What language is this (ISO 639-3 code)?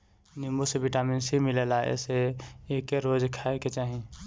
bho